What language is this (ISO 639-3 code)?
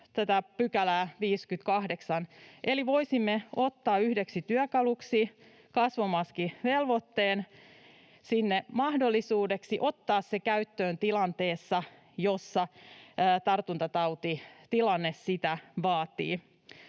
fin